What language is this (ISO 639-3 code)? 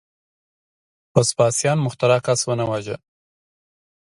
pus